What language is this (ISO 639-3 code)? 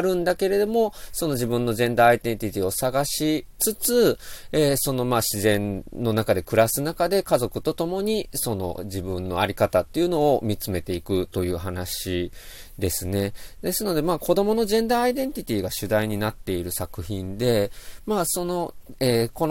jpn